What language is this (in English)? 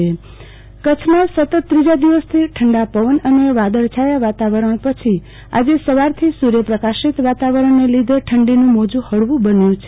Gujarati